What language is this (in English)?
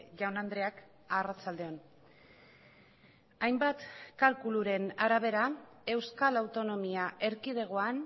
Basque